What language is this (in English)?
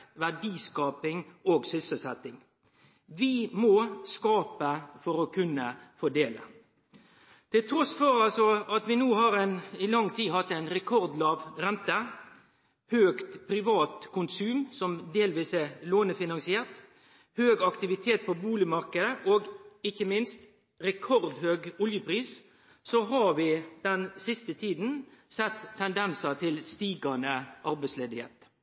Norwegian Nynorsk